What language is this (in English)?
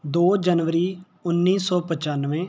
Punjabi